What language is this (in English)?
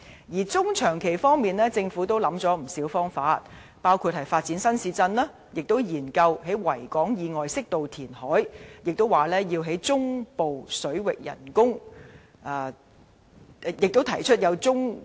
Cantonese